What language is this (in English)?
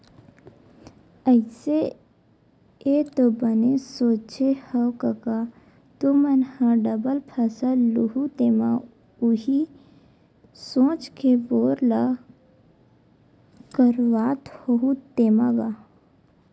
Chhattisgarhi